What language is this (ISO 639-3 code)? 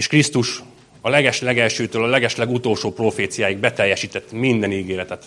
hun